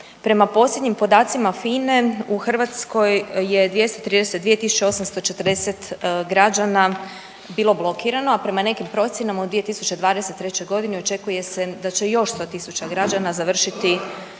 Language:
Croatian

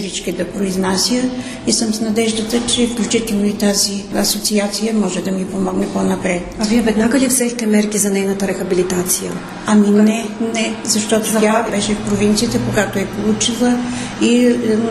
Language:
Bulgarian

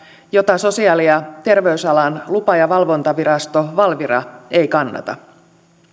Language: Finnish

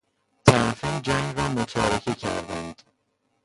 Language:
Persian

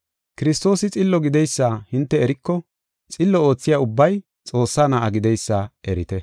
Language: Gofa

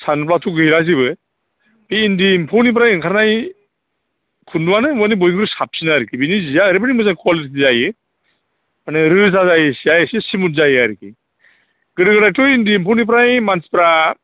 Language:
Bodo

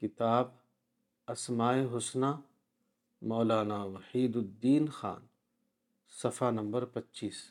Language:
Urdu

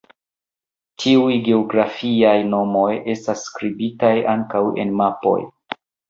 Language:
Esperanto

